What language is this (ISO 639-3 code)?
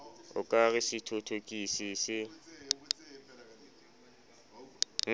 sot